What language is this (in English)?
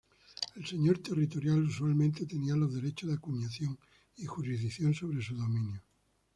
Spanish